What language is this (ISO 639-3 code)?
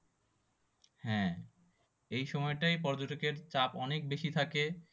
ben